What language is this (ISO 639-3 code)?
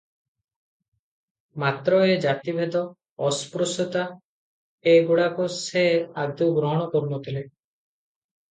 ori